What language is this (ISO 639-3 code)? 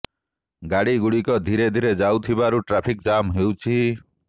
ori